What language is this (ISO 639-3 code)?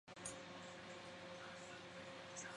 zho